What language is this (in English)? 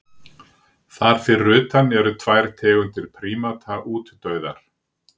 Icelandic